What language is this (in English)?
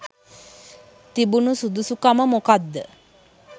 Sinhala